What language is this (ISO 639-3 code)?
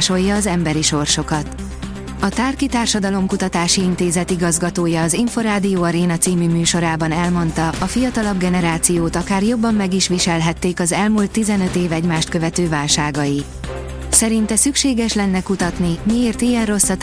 hun